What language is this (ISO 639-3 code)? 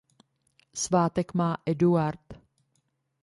ces